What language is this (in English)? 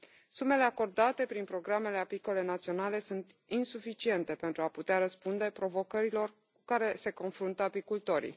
Romanian